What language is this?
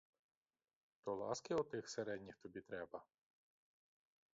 Ukrainian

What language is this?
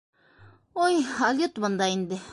Bashkir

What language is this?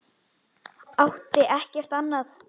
Icelandic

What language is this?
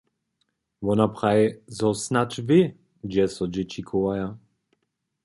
Upper Sorbian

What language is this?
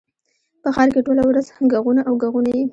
Pashto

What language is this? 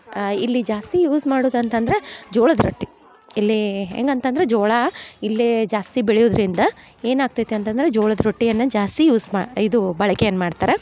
Kannada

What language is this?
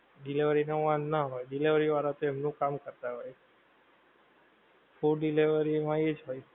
Gujarati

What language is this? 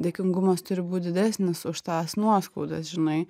Lithuanian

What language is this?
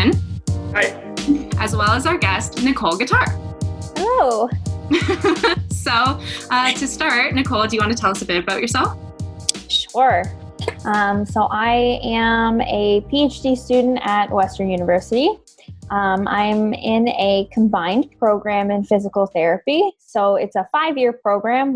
English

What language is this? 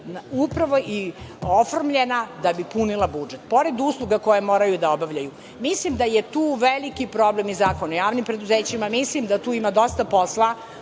Serbian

